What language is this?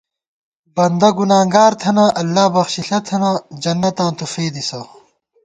Gawar-Bati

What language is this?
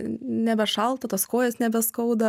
Lithuanian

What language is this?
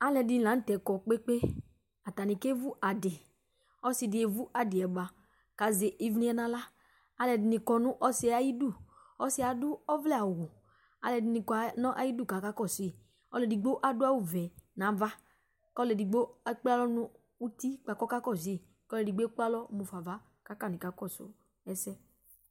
Ikposo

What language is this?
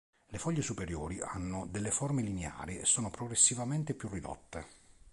Italian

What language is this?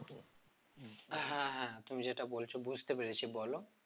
Bangla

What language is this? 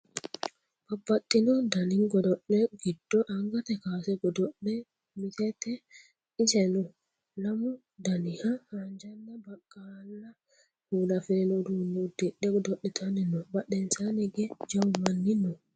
Sidamo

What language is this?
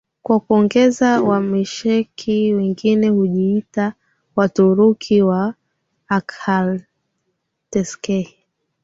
Swahili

